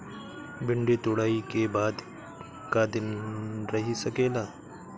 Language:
Bhojpuri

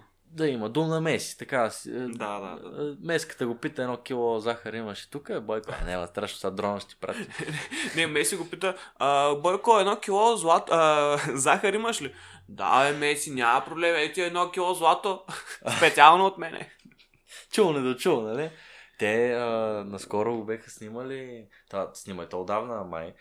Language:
Bulgarian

